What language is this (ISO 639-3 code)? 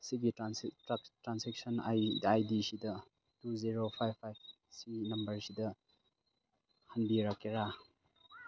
mni